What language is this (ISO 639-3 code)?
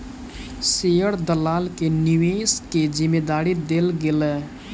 mai